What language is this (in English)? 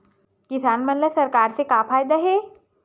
Chhattisgarhi